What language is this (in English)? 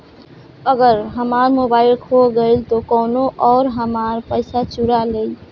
Bhojpuri